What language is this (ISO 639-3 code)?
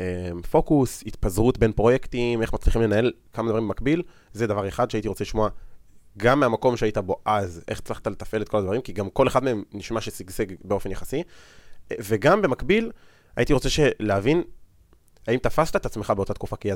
heb